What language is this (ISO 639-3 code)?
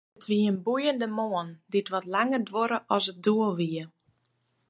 fry